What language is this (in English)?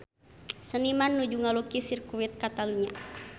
Sundanese